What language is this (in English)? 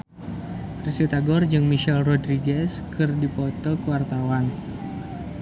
Sundanese